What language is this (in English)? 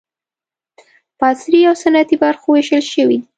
Pashto